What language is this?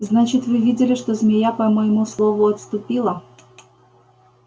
Russian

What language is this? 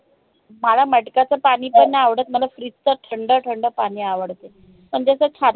Marathi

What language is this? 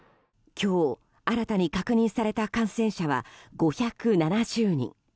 Japanese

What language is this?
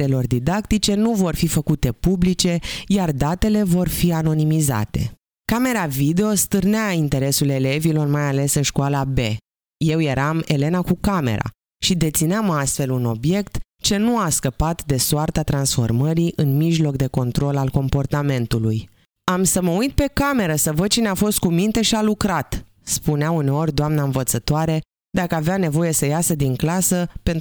Romanian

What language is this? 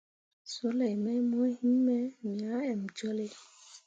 Mundang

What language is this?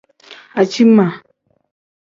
Tem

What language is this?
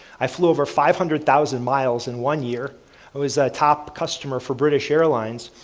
English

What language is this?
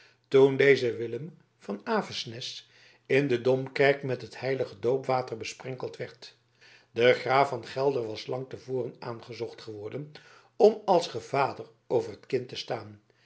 Dutch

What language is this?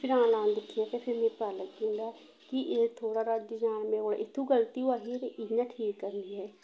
Dogri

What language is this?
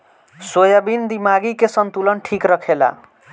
Bhojpuri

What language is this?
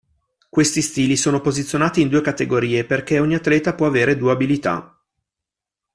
Italian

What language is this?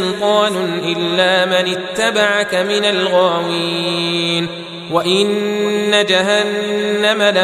Arabic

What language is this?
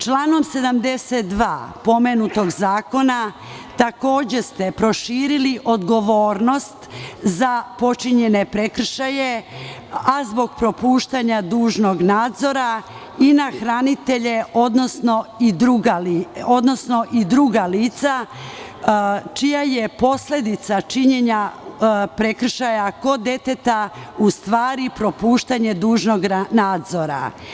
Serbian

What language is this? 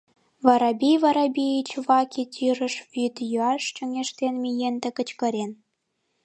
Mari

